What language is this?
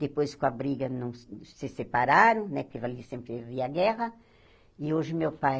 Portuguese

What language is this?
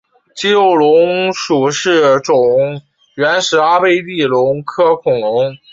Chinese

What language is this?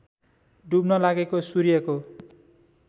Nepali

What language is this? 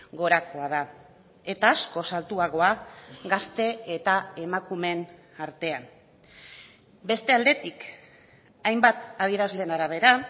Basque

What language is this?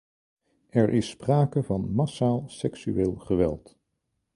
Dutch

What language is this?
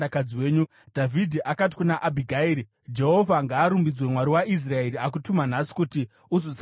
Shona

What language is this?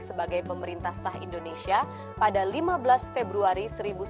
Indonesian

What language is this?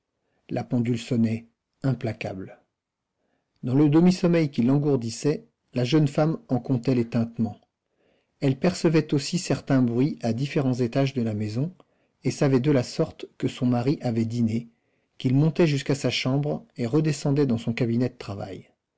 French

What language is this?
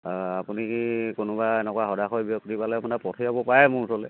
Assamese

